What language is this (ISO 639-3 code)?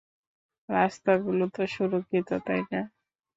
ben